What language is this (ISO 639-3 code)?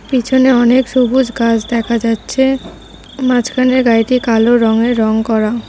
ben